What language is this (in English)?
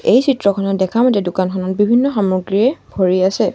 Assamese